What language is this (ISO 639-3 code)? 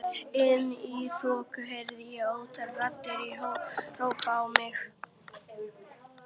isl